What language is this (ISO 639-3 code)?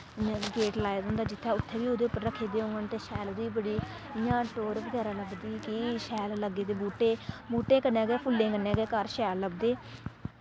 doi